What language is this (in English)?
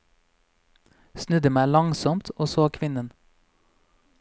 Norwegian